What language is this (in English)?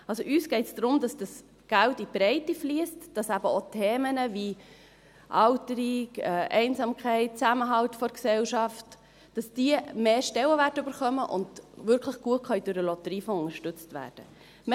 Swiss German